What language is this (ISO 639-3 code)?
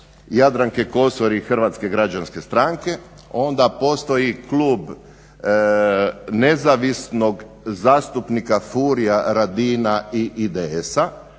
hrv